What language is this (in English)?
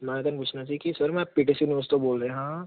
Punjabi